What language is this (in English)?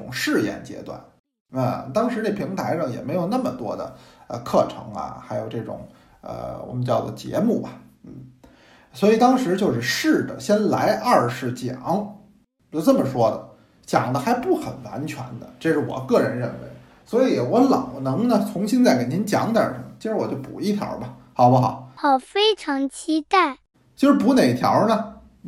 Chinese